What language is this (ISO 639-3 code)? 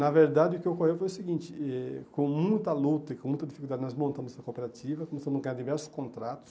por